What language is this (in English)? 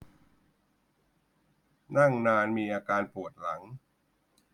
Thai